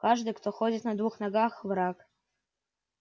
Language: Russian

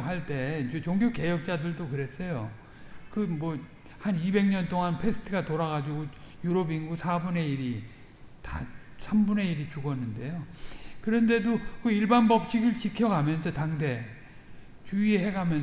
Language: Korean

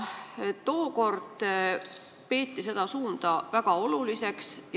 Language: Estonian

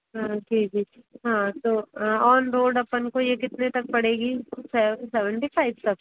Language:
Hindi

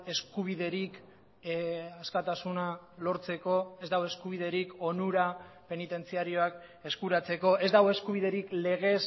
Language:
Basque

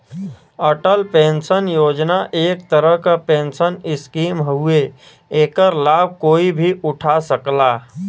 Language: Bhojpuri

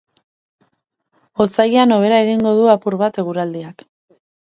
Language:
Basque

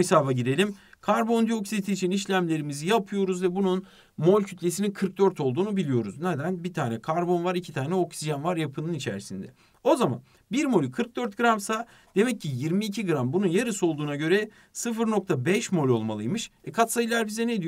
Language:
Turkish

